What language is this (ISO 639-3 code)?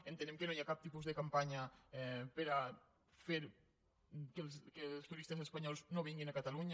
cat